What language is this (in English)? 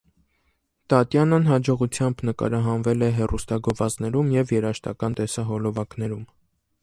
Armenian